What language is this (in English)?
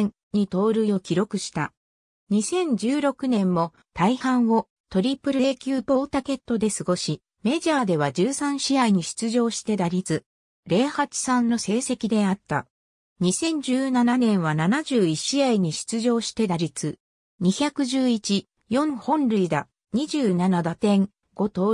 Japanese